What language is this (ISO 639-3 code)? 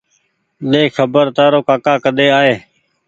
gig